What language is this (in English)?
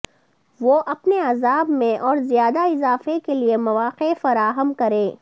Urdu